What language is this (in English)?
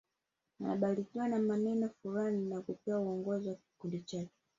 Swahili